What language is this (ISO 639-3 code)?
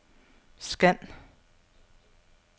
dan